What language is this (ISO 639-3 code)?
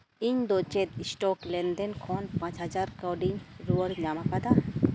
sat